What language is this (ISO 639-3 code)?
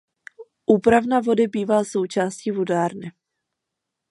ces